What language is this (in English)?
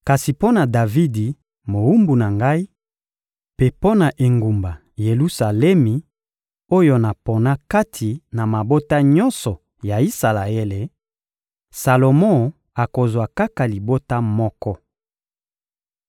Lingala